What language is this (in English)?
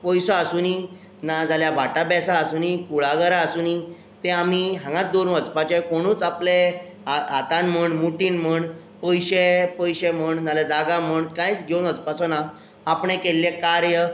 Konkani